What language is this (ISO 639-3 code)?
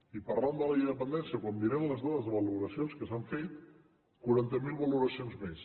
cat